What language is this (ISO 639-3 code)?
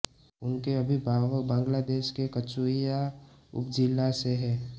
hin